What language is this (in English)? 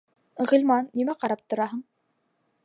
Bashkir